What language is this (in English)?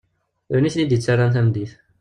Kabyle